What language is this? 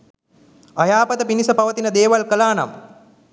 Sinhala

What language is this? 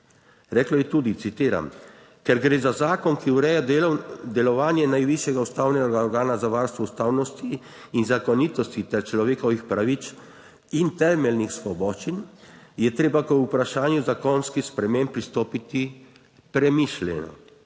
Slovenian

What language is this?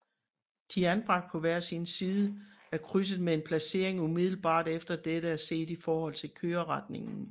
Danish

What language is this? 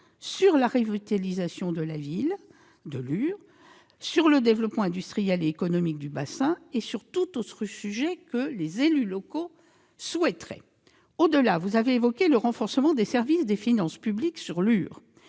French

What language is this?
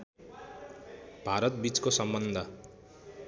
Nepali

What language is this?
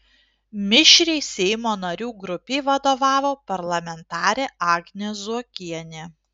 Lithuanian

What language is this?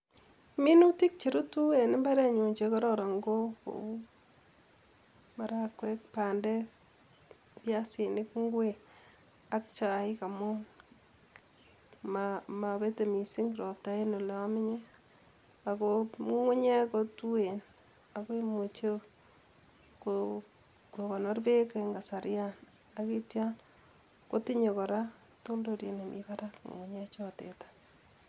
Kalenjin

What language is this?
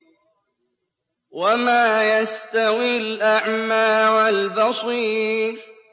Arabic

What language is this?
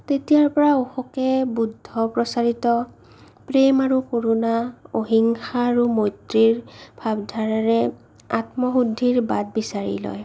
Assamese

